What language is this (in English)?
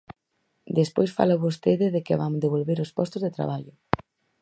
Galician